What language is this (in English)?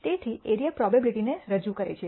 Gujarati